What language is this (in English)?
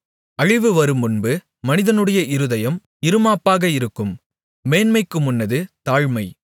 Tamil